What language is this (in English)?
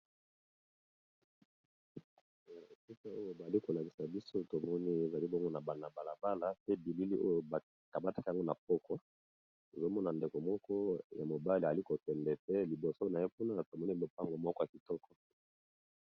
Lingala